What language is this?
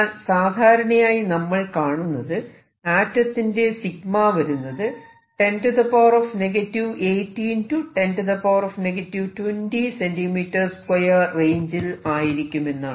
Malayalam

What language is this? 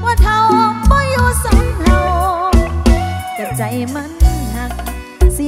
Thai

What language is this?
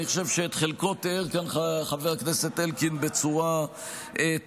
Hebrew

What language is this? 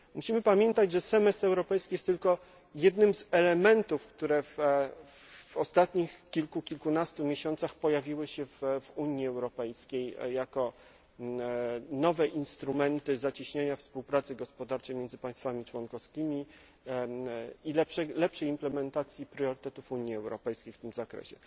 Polish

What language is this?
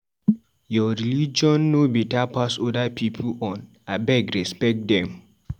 Nigerian Pidgin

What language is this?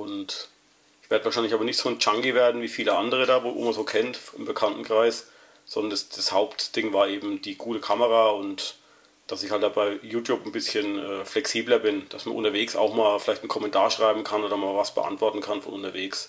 German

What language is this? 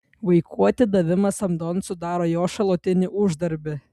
Lithuanian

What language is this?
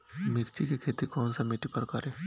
Bhojpuri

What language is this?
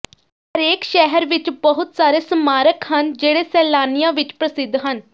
Punjabi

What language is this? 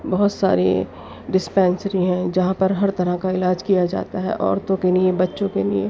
Urdu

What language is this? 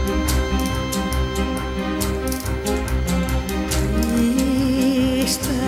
Romanian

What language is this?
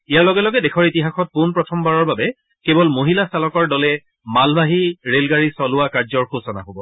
Assamese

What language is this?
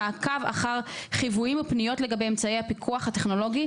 Hebrew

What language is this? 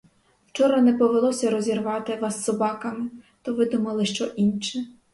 Ukrainian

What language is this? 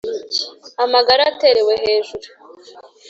Kinyarwanda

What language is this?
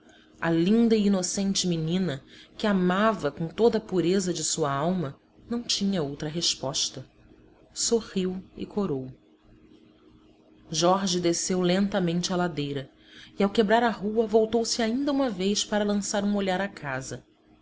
Portuguese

